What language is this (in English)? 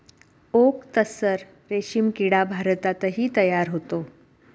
Marathi